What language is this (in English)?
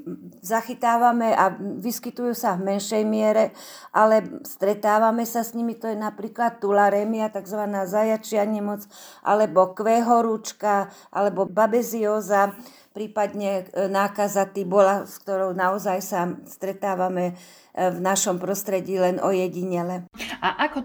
Slovak